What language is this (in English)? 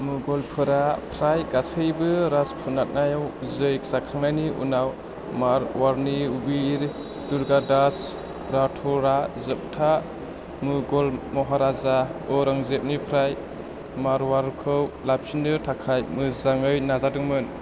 Bodo